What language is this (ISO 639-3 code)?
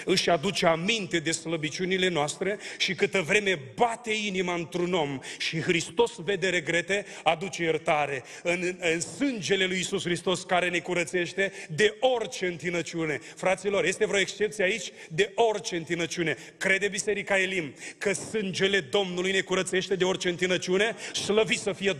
ron